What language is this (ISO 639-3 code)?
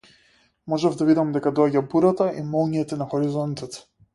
mkd